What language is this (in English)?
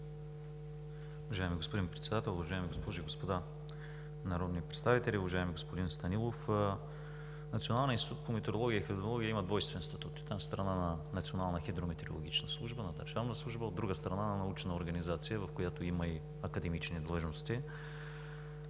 Bulgarian